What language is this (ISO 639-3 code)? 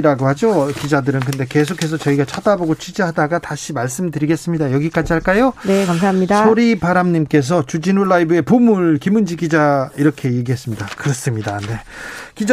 kor